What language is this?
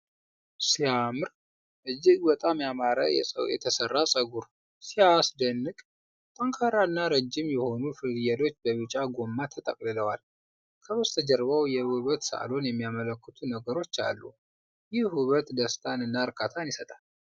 Amharic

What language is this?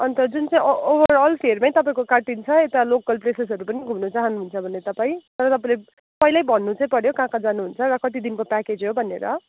Nepali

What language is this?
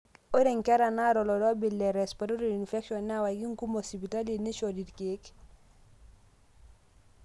Masai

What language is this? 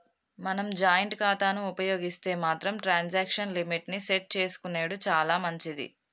Telugu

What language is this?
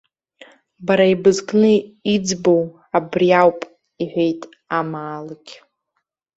Abkhazian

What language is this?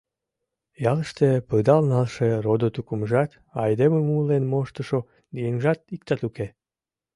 Mari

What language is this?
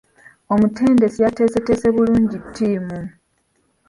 Ganda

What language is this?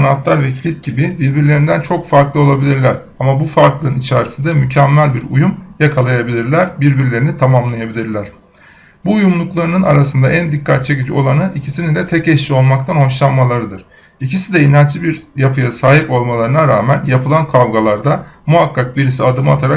Turkish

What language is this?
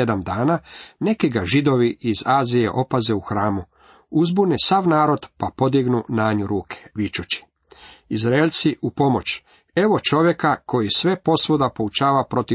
Croatian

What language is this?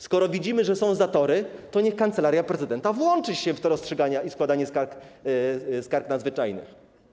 Polish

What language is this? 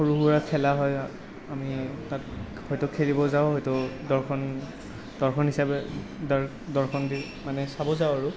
Assamese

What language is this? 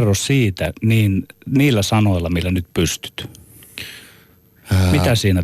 Finnish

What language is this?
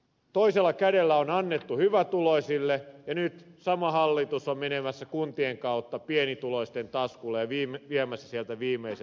Finnish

